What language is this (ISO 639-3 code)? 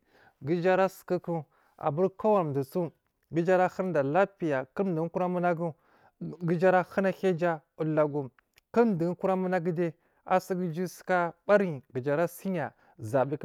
mfm